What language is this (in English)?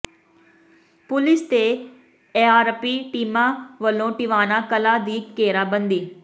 Punjabi